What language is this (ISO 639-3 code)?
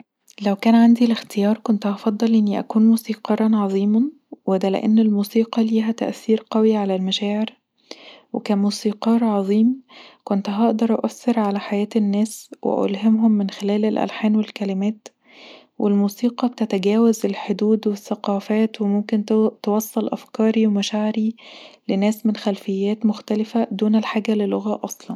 arz